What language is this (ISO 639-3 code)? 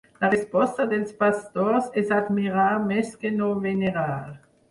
cat